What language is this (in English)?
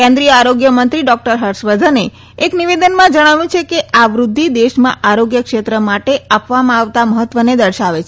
Gujarati